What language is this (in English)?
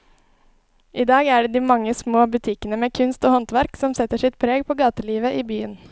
Norwegian